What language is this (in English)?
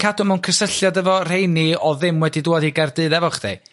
Welsh